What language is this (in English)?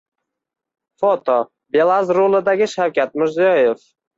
Uzbek